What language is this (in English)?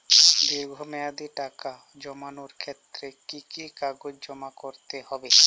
Bangla